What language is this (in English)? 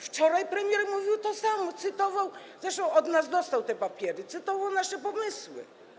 Polish